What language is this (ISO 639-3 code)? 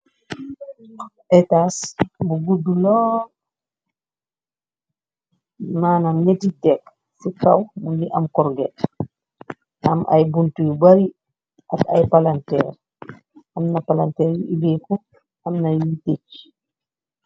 wol